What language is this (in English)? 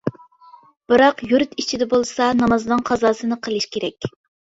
Uyghur